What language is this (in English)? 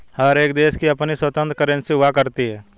Hindi